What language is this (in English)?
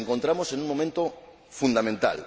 Spanish